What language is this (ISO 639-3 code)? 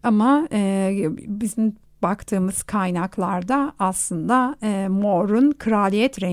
tur